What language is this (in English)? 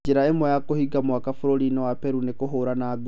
Kikuyu